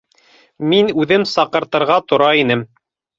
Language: Bashkir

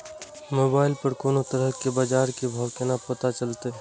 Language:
Maithili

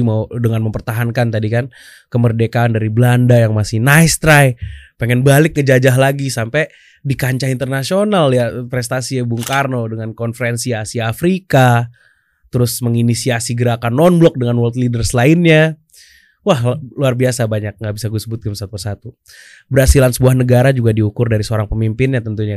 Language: Indonesian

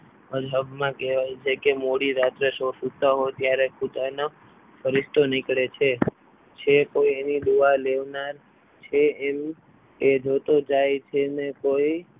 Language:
Gujarati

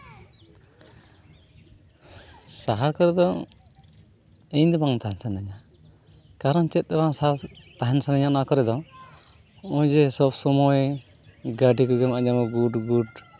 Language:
Santali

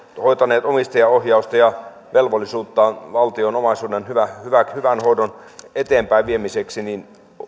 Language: Finnish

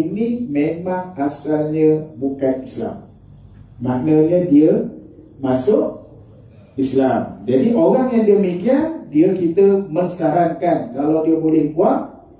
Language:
Malay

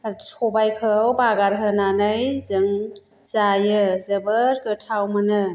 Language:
Bodo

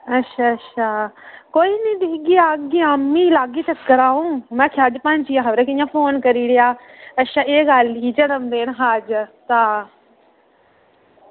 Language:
Dogri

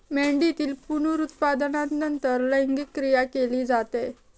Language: Marathi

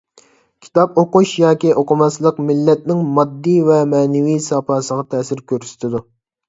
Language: Uyghur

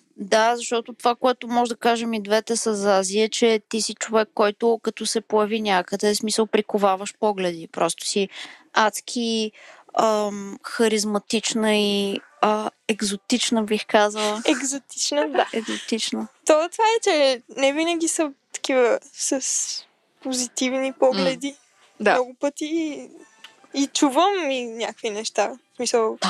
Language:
Bulgarian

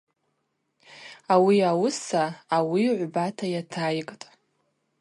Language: Abaza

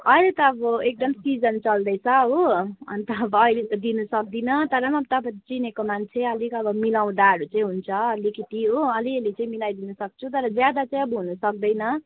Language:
Nepali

